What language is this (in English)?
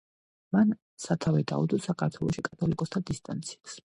Georgian